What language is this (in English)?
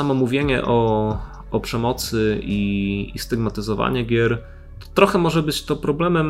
Polish